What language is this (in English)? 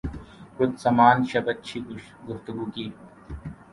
Urdu